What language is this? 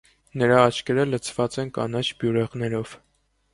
Armenian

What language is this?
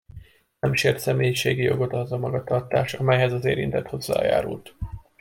Hungarian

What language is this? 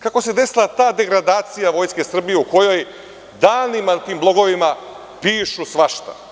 Serbian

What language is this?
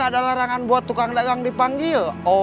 Indonesian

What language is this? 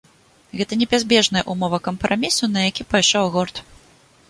Belarusian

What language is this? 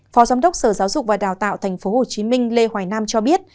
Vietnamese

